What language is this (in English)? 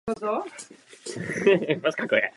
Czech